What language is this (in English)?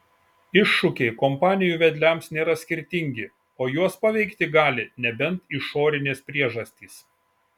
Lithuanian